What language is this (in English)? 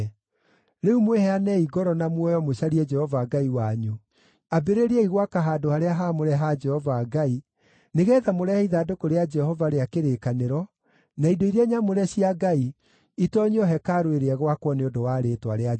Kikuyu